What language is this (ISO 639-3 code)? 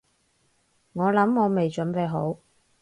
yue